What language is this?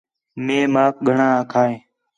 Khetrani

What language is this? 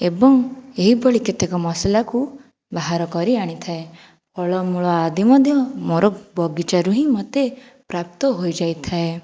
Odia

